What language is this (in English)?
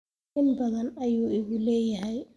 Somali